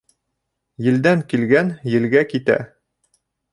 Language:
Bashkir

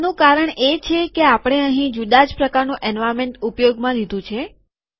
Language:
Gujarati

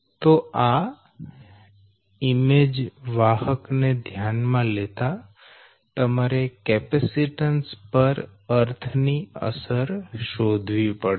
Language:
Gujarati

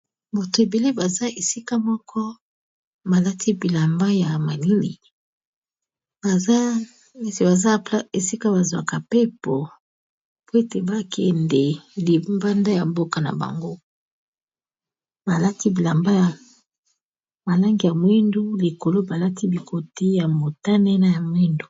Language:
Lingala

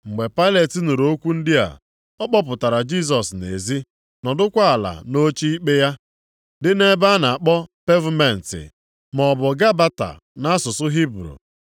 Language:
Igbo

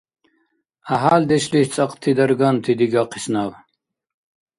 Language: Dargwa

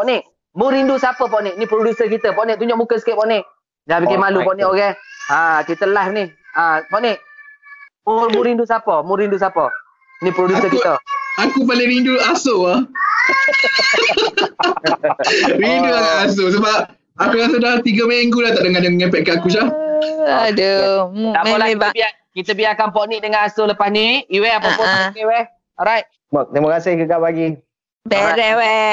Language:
Malay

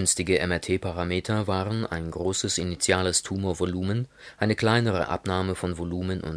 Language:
German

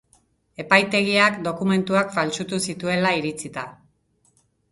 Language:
Basque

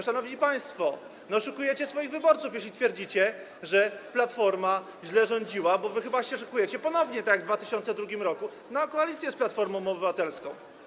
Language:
Polish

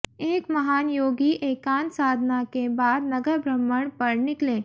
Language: Hindi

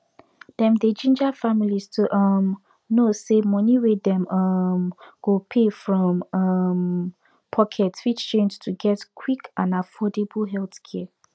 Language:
Nigerian Pidgin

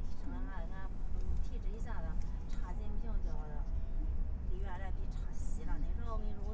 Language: Chinese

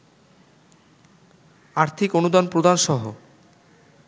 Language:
Bangla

